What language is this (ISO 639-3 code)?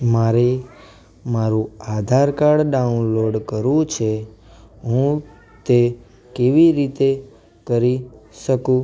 guj